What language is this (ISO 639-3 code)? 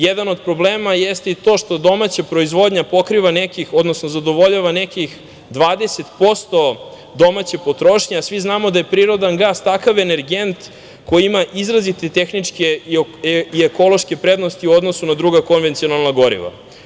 srp